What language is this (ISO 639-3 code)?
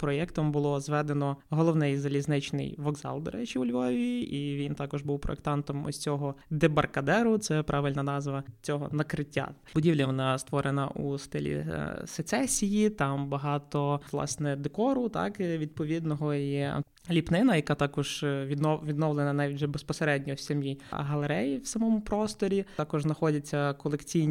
ukr